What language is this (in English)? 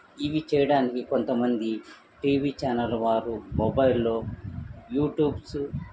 Telugu